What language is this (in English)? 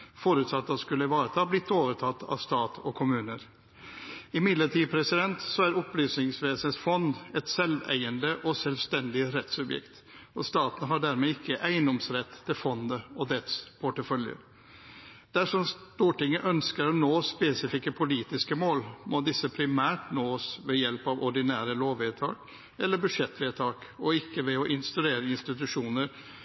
Norwegian Bokmål